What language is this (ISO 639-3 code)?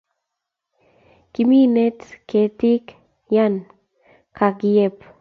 kln